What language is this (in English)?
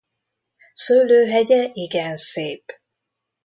Hungarian